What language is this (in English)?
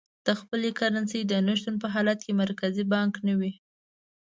Pashto